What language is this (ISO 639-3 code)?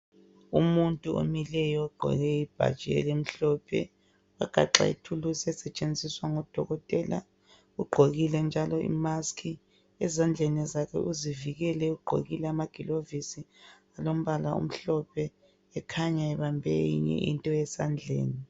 nde